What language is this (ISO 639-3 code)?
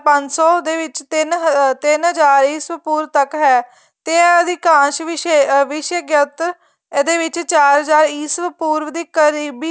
pan